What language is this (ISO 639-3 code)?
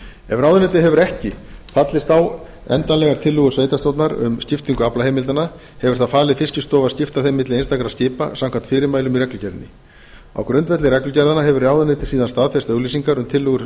isl